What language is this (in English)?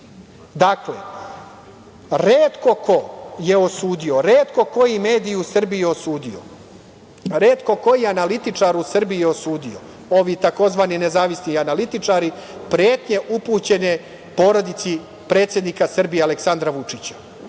Serbian